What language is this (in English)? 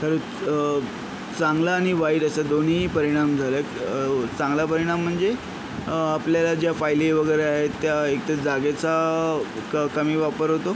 Marathi